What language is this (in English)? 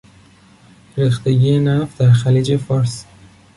Persian